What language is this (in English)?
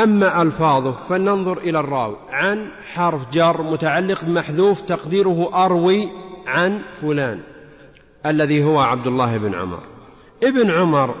Arabic